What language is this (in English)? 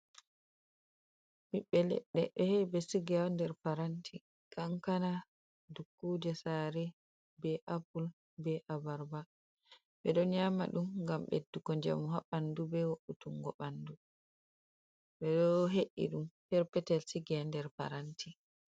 Fula